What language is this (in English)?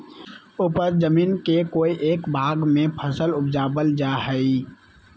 Magahi